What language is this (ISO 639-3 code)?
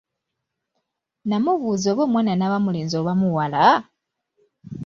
lug